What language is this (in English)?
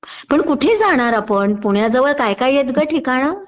Marathi